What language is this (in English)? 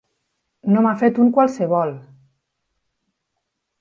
Catalan